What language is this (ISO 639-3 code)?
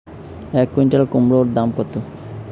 ben